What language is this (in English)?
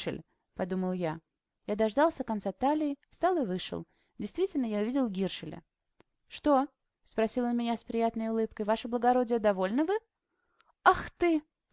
Russian